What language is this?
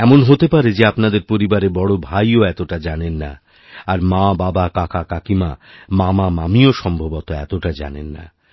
Bangla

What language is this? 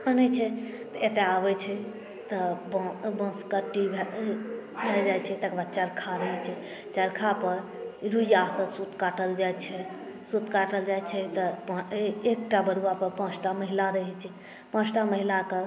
Maithili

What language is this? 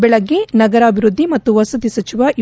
Kannada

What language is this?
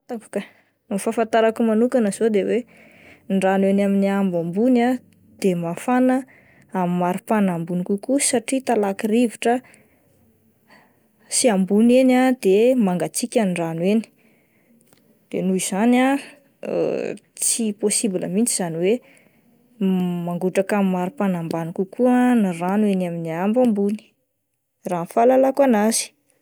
Malagasy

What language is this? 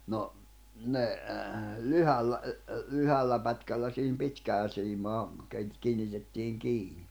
Finnish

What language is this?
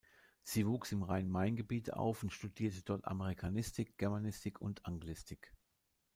German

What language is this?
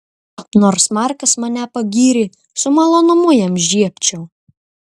Lithuanian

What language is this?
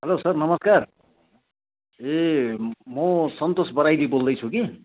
Nepali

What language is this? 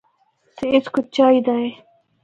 Northern Hindko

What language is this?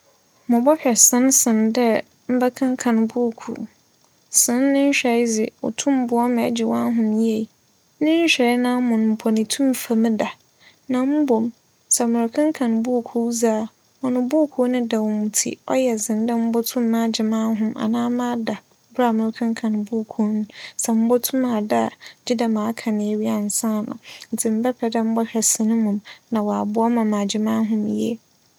Akan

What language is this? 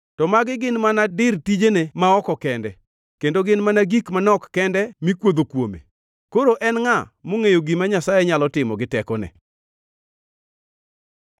Luo (Kenya and Tanzania)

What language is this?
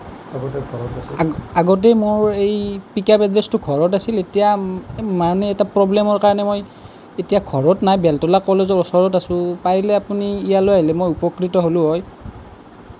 Assamese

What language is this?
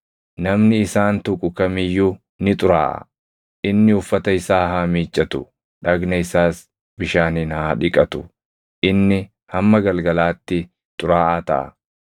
Oromo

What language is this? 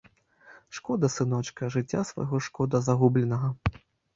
Belarusian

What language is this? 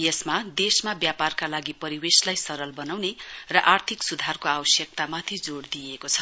Nepali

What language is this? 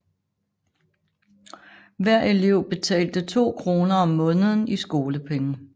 Danish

